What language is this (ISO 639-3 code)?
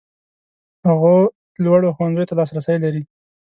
pus